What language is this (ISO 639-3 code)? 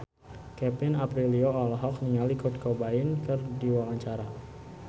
sun